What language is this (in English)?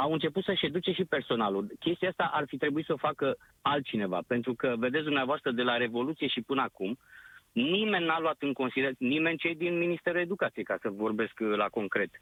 Romanian